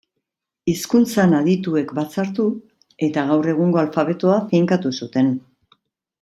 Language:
Basque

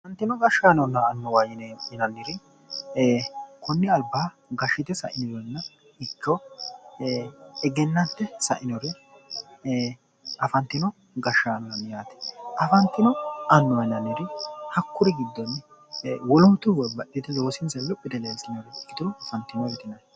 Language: Sidamo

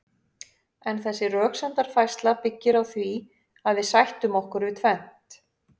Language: Icelandic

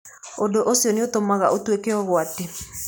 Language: Kikuyu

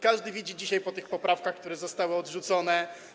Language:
Polish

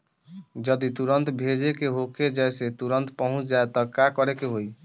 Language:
Bhojpuri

